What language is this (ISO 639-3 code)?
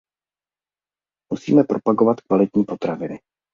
ces